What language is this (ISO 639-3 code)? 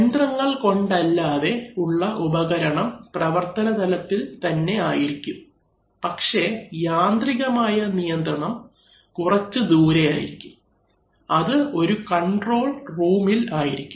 mal